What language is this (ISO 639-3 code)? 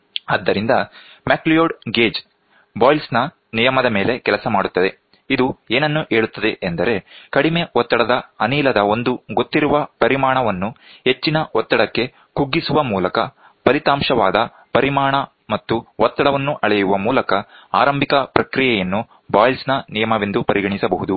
kan